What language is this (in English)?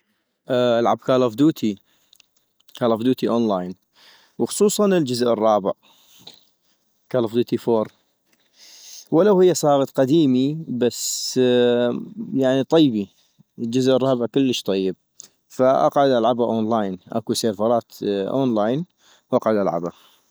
North Mesopotamian Arabic